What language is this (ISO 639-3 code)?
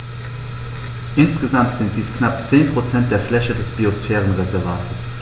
deu